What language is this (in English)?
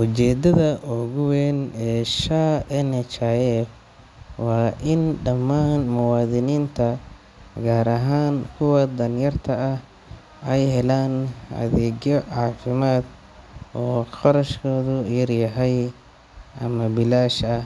Somali